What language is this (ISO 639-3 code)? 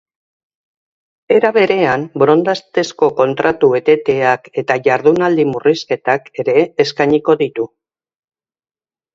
eus